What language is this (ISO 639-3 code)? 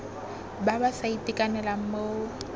tsn